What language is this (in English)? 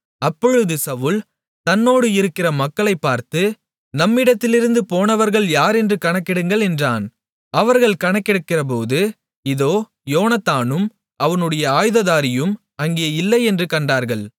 Tamil